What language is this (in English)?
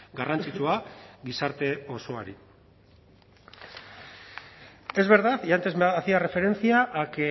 Spanish